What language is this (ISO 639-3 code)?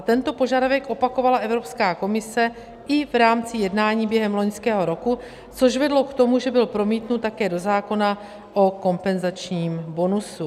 ces